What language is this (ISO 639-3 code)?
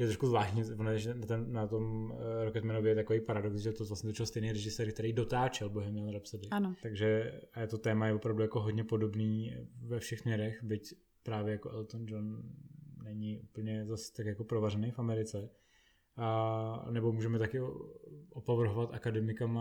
ces